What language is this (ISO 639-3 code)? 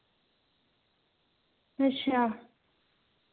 doi